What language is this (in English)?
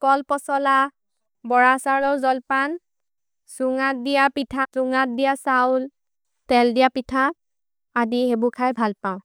Maria (India)